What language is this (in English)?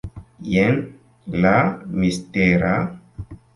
Esperanto